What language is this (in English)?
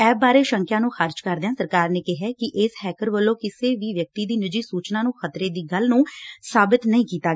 Punjabi